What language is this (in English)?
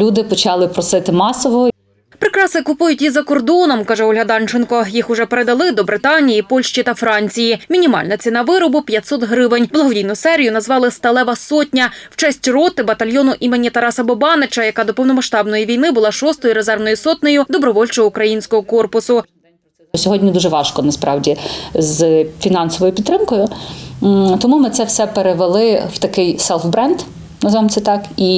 Ukrainian